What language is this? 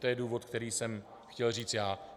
Czech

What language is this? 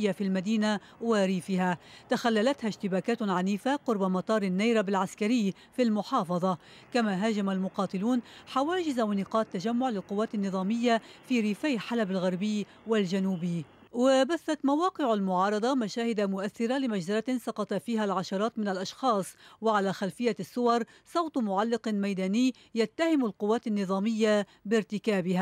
Arabic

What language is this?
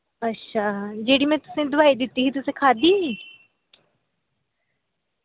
Dogri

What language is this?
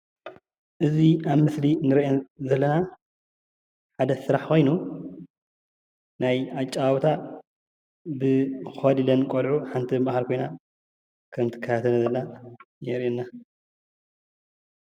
Tigrinya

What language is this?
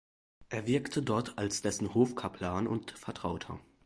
German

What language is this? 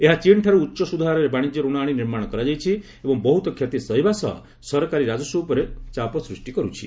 Odia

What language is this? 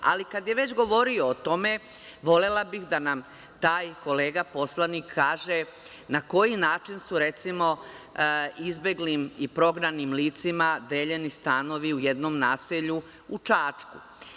Serbian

